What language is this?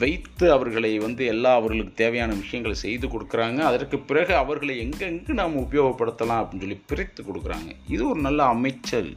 Tamil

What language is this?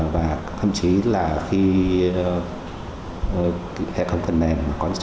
Vietnamese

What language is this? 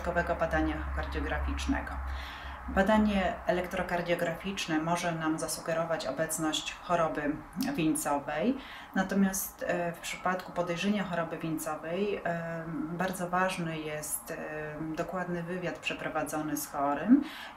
Polish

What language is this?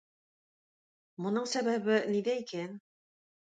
Tatar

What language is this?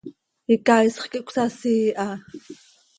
Seri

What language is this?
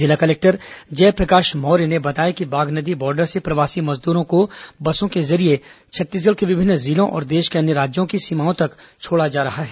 Hindi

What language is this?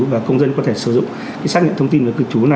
Vietnamese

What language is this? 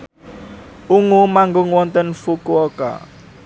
Javanese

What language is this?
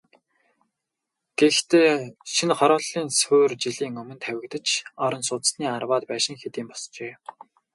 Mongolian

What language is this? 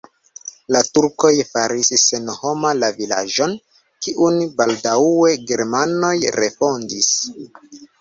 Esperanto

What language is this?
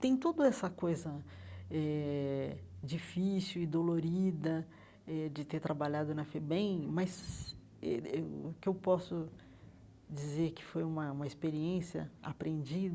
Portuguese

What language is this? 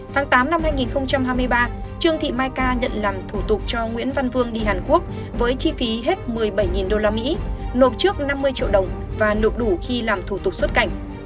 Vietnamese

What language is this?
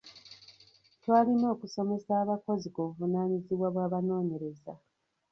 Ganda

